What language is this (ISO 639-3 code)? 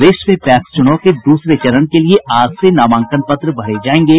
hin